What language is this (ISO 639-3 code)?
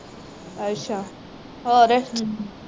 pan